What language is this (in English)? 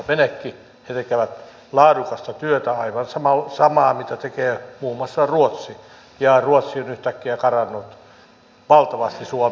Finnish